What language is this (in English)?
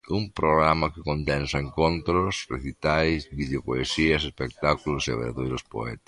Galician